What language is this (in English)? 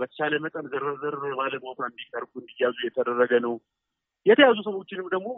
Amharic